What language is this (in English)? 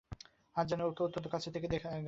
Bangla